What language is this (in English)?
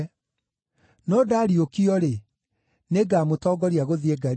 Kikuyu